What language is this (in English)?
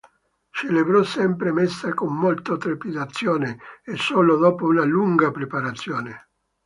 Italian